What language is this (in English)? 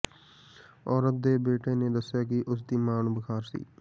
Punjabi